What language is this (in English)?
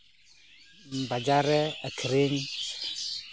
Santali